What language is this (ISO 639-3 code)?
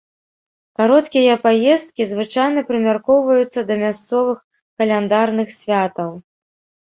bel